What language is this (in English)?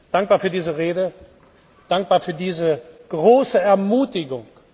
German